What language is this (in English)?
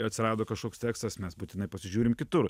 Lithuanian